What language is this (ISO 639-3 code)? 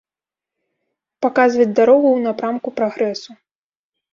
bel